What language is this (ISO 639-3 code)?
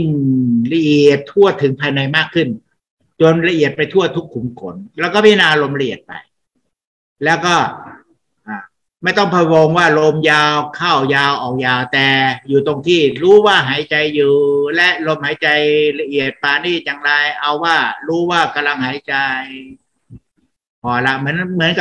tha